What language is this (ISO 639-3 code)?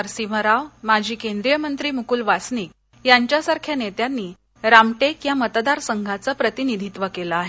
mar